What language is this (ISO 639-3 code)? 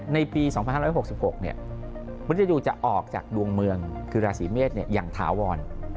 tha